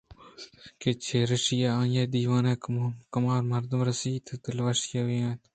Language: Eastern Balochi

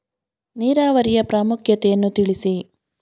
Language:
Kannada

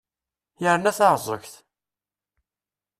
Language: Kabyle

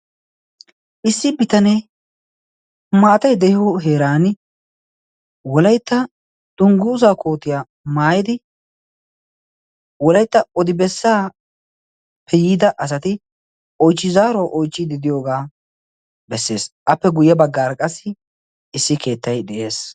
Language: Wolaytta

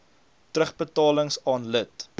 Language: Afrikaans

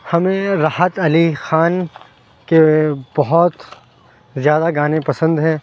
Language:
Urdu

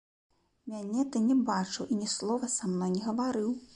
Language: Belarusian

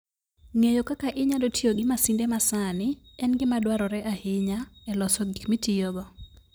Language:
Luo (Kenya and Tanzania)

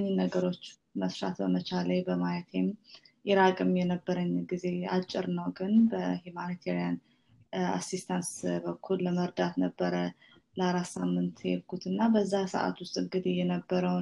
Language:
Amharic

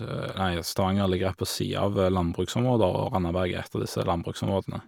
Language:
Norwegian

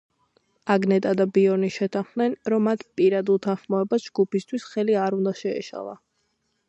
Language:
Georgian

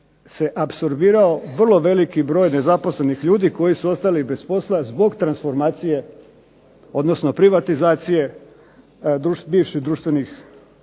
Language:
Croatian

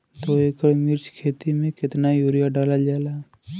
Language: Bhojpuri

